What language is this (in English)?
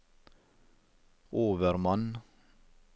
Norwegian